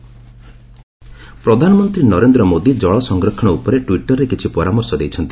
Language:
Odia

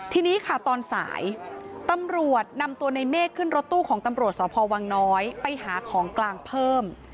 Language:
Thai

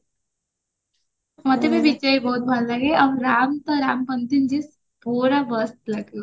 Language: Odia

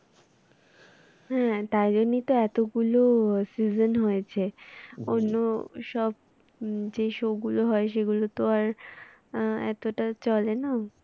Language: Bangla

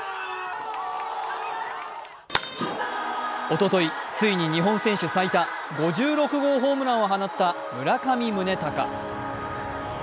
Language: Japanese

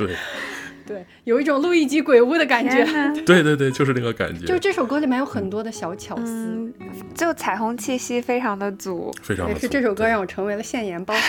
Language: Chinese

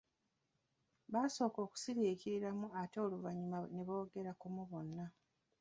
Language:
Ganda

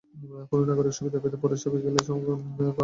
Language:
Bangla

